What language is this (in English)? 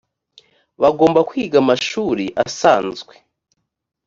Kinyarwanda